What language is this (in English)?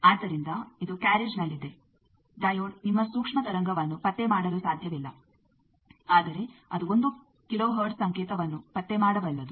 Kannada